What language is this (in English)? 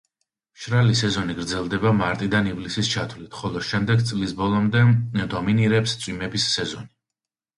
Georgian